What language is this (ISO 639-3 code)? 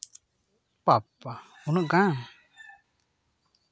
sat